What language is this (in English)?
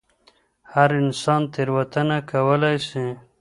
Pashto